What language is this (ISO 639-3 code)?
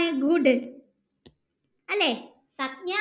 mal